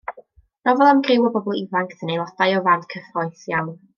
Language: Welsh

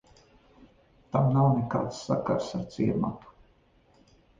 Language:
Latvian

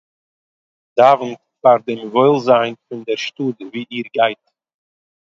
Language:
Yiddish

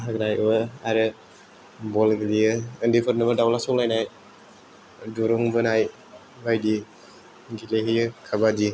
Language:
Bodo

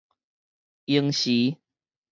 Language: Min Nan Chinese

